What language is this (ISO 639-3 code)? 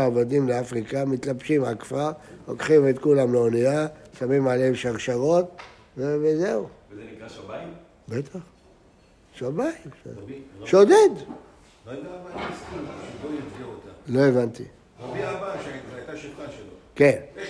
heb